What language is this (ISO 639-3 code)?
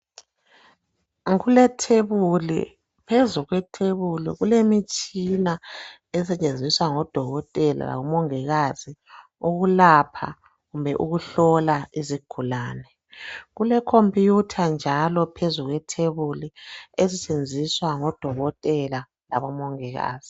nde